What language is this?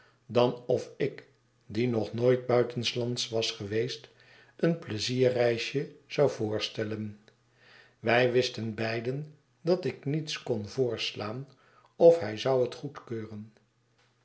Dutch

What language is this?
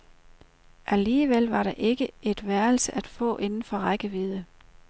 Danish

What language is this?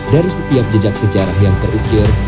Indonesian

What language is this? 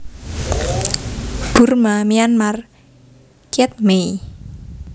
Javanese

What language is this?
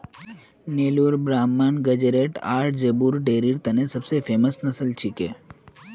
Magahi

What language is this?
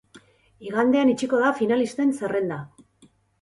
Basque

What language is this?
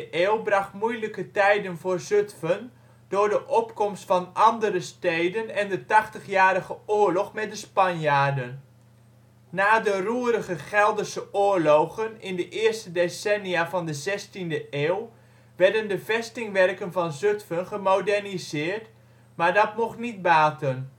Dutch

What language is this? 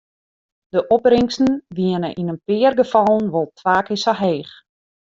Western Frisian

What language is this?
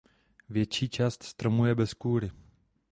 Czech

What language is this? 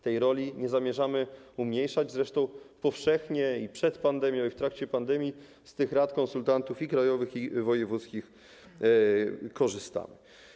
Polish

